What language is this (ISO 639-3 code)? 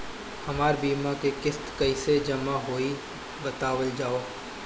bho